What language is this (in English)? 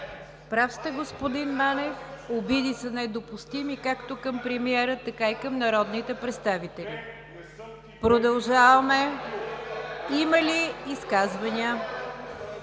Bulgarian